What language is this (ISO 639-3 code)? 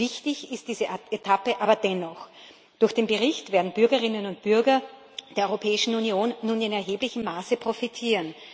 deu